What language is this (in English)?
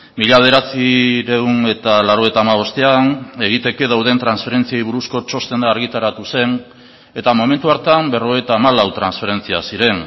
Basque